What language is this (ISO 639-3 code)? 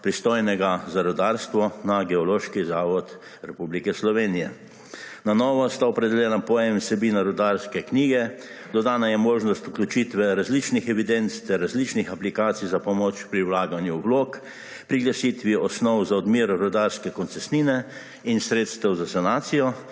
slv